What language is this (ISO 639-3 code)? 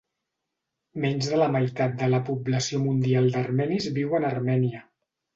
cat